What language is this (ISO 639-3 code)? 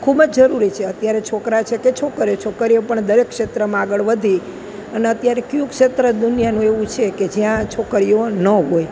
guj